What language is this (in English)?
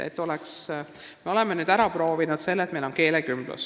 Estonian